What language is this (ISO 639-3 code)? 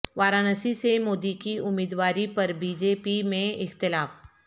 urd